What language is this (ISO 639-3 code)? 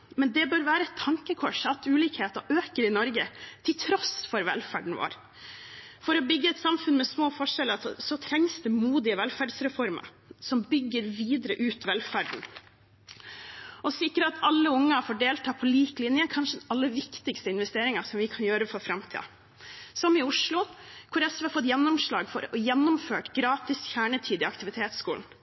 nob